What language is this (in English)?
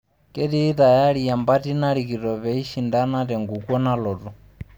Masai